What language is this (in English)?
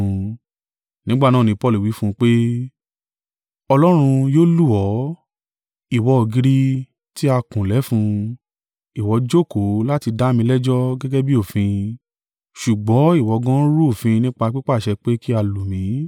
Yoruba